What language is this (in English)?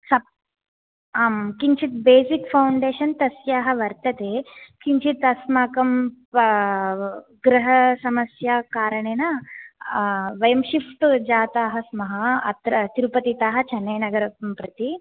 Sanskrit